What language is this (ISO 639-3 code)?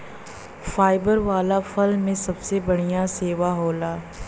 bho